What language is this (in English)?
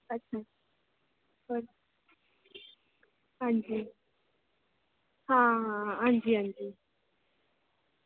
Dogri